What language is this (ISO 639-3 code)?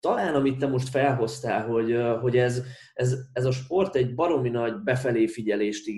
hun